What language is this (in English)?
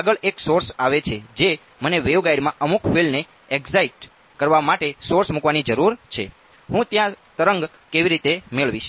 Gujarati